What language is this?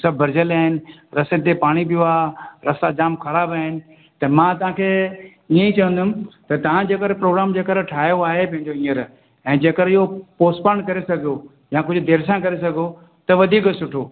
Sindhi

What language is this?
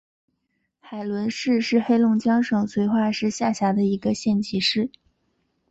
Chinese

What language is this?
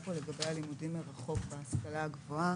Hebrew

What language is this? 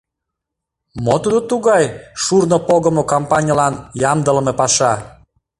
Mari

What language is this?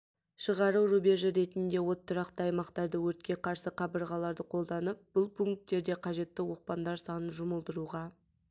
Kazakh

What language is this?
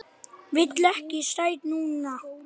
Icelandic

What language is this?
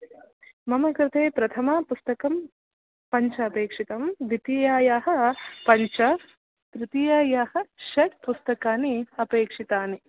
Sanskrit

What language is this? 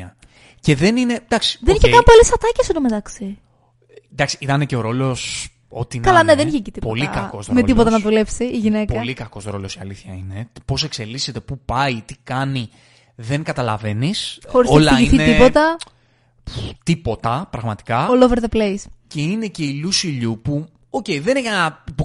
Greek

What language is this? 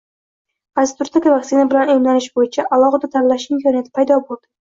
Uzbek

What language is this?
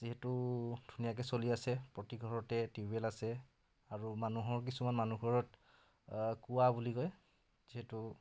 Assamese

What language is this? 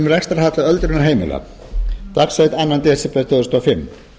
Icelandic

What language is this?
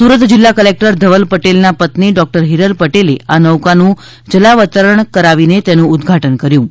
Gujarati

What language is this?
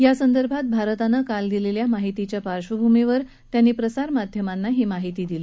Marathi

